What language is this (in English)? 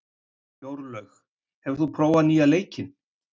Icelandic